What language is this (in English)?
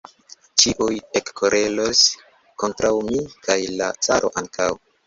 Esperanto